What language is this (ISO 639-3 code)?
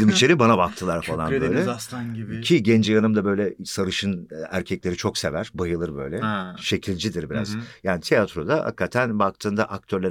tur